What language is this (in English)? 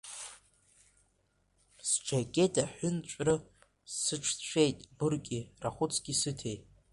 Abkhazian